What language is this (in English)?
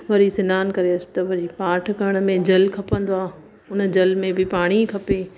Sindhi